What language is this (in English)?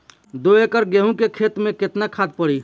Bhojpuri